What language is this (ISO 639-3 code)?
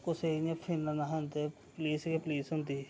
doi